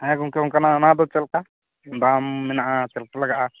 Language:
Santali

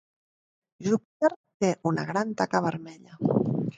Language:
Catalan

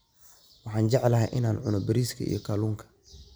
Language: Somali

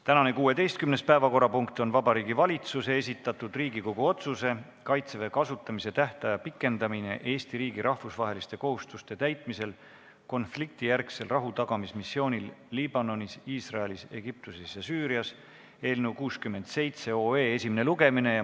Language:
Estonian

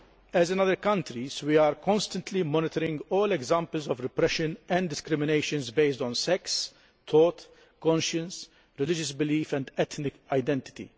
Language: English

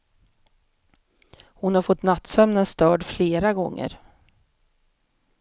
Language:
Swedish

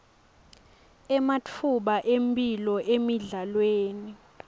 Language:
Swati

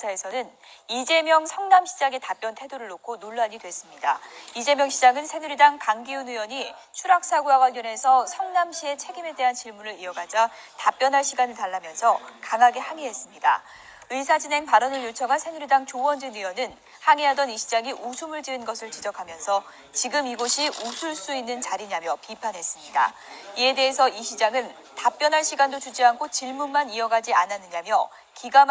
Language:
Korean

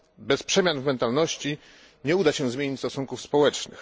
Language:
Polish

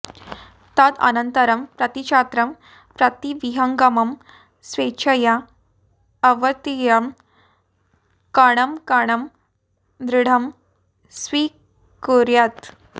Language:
Sanskrit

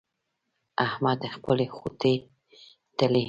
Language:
Pashto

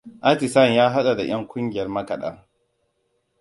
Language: Hausa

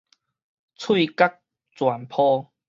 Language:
Min Nan Chinese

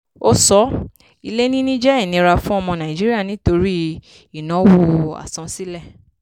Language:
Yoruba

